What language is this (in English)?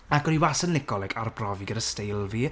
Welsh